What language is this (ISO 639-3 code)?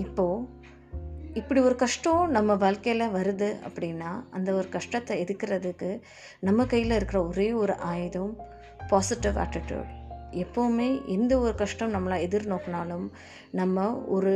tam